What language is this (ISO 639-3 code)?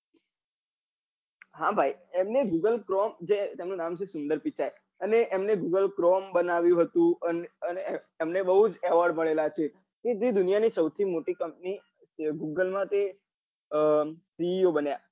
guj